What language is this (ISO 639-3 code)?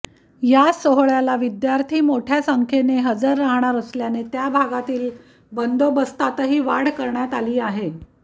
mar